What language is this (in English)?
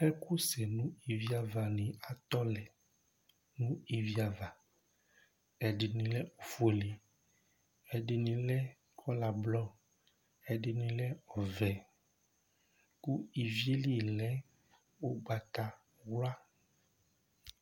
Ikposo